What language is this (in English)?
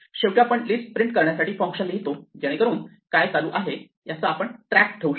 Marathi